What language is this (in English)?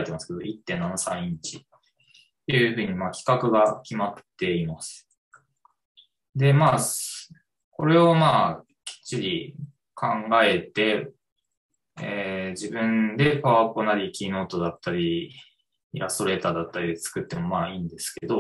Japanese